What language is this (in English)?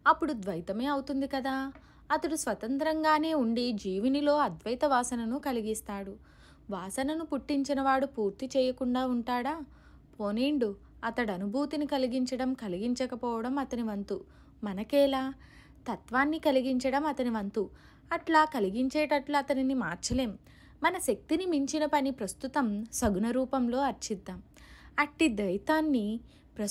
Telugu